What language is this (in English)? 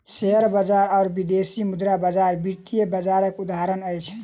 Maithili